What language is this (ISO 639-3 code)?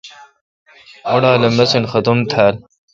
xka